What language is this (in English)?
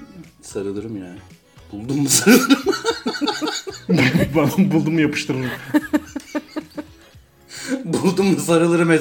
Turkish